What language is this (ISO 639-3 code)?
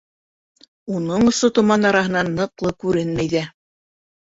bak